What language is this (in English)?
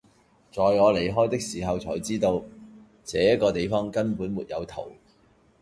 Cantonese